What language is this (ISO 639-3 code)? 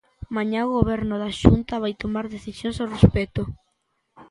glg